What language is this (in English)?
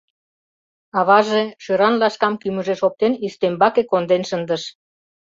Mari